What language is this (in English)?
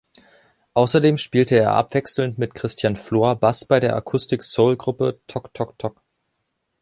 German